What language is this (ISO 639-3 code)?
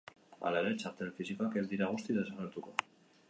eus